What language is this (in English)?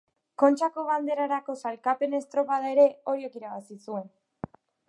Basque